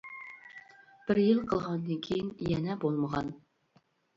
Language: Uyghur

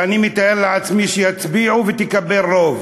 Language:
Hebrew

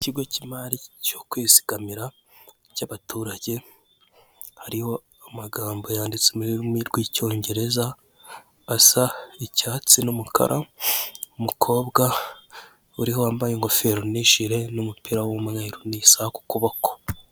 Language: Kinyarwanda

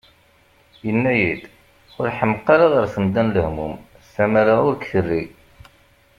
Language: Kabyle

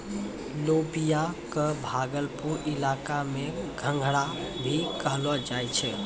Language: Maithili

